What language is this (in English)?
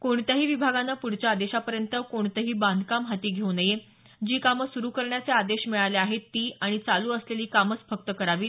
Marathi